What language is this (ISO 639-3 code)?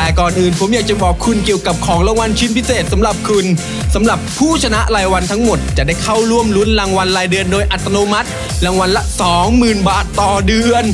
tha